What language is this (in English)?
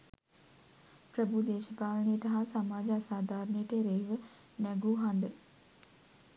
Sinhala